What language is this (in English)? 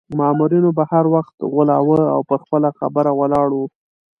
Pashto